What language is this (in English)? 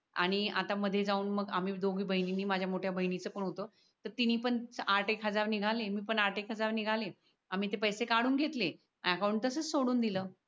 Marathi